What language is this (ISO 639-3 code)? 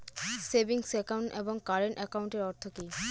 ben